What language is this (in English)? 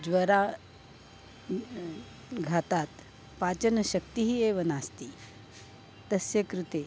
Sanskrit